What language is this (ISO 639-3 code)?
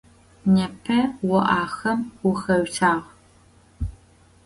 ady